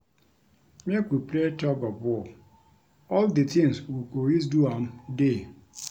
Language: Nigerian Pidgin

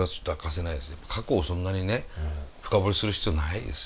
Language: Japanese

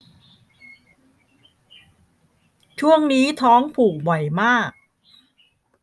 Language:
Thai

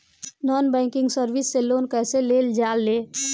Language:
Bhojpuri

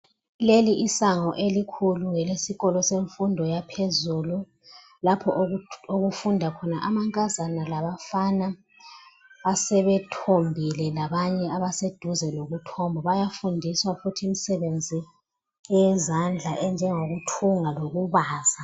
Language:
North Ndebele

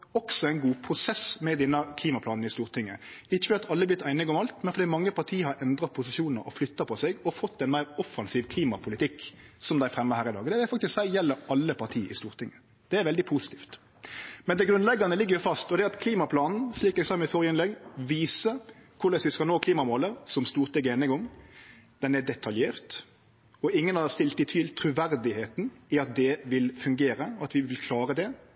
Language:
Norwegian Nynorsk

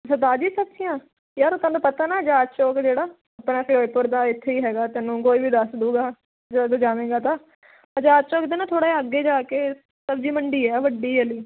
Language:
Punjabi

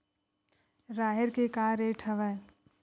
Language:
Chhattisgarhi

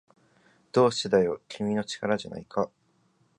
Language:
Japanese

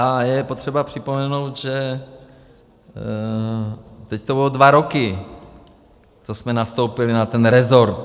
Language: Czech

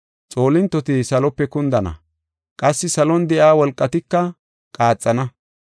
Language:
Gofa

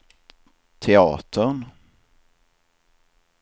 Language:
Swedish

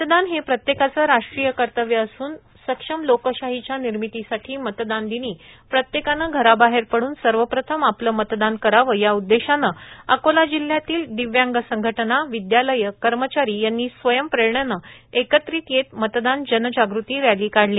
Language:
Marathi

